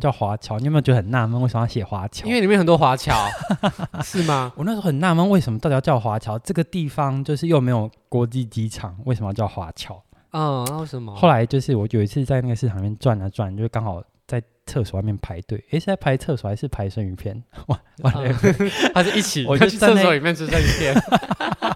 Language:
Chinese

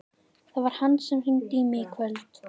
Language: Icelandic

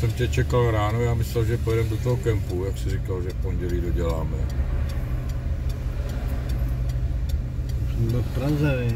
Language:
Czech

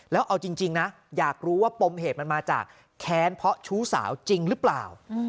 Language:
Thai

